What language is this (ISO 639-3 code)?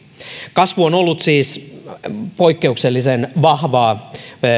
fin